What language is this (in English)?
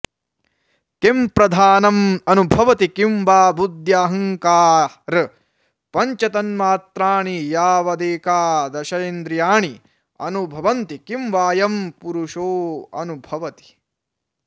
Sanskrit